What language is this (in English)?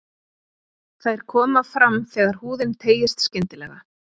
Icelandic